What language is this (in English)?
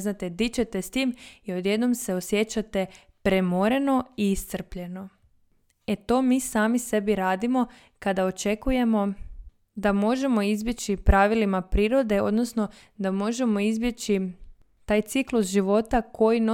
Croatian